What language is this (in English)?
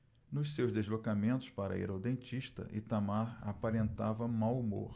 Portuguese